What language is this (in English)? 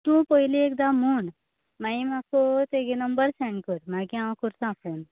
Konkani